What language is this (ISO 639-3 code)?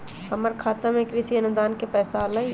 mag